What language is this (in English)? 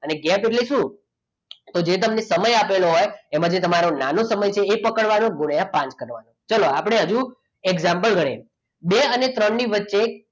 Gujarati